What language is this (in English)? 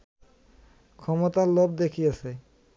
Bangla